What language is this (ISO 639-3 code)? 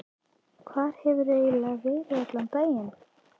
isl